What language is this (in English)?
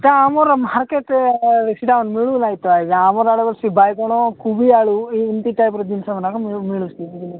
Odia